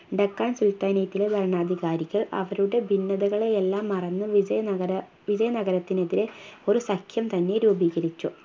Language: Malayalam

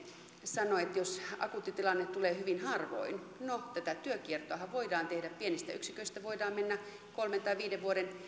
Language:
Finnish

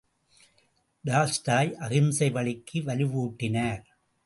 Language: Tamil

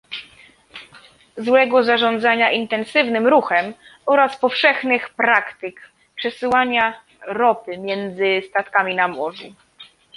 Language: Polish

